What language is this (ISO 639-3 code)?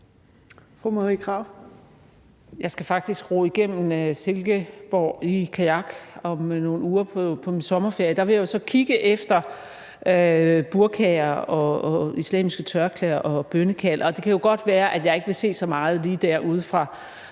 dan